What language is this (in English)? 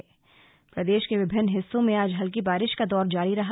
Hindi